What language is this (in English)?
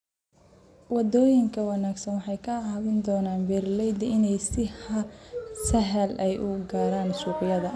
Somali